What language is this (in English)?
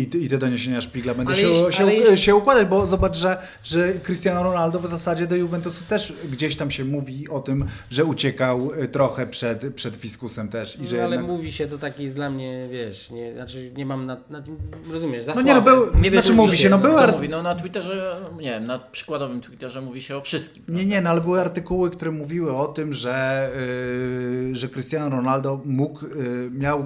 Polish